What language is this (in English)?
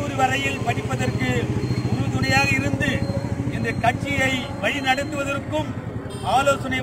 Turkish